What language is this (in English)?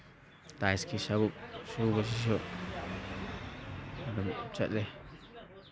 Manipuri